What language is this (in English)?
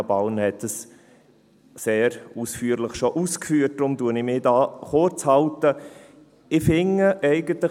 Swiss German